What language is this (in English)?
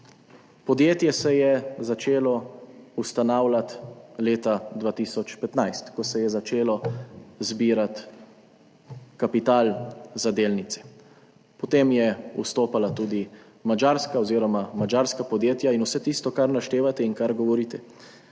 Slovenian